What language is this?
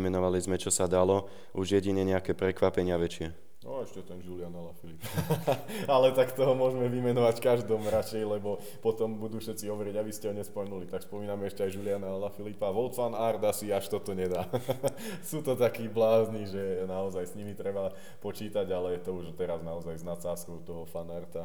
Slovak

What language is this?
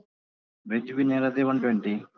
Kannada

